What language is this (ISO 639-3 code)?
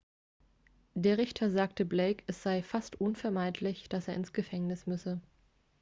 deu